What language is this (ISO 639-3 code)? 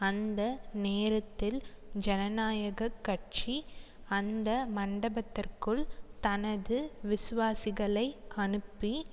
tam